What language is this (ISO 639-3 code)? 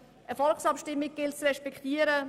gsw